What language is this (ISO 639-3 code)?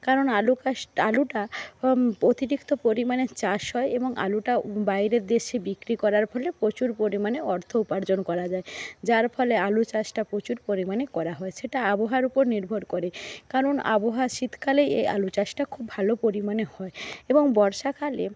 ben